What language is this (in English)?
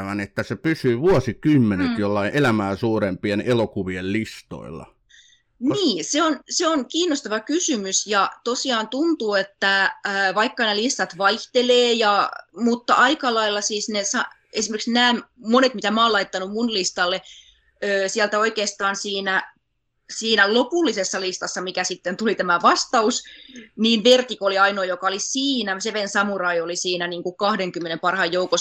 Finnish